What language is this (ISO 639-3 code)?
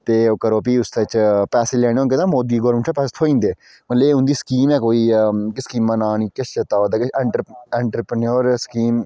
doi